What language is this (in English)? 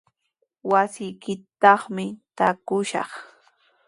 Sihuas Ancash Quechua